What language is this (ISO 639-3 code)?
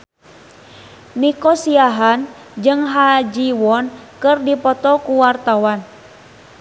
sun